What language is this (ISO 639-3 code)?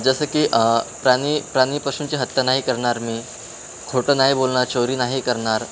mar